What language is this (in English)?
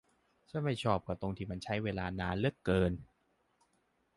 Thai